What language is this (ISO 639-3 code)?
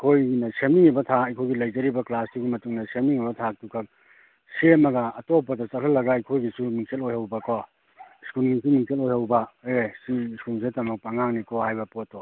mni